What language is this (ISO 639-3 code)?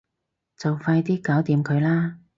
yue